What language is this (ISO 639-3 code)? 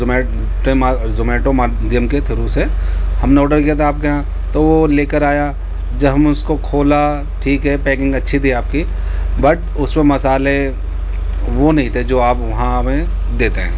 urd